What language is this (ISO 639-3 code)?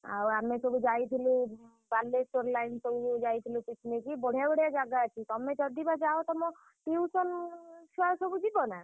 ori